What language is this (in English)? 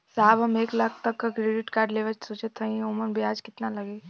Bhojpuri